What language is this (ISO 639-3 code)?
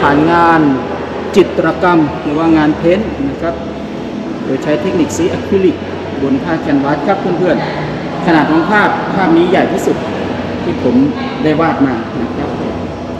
tha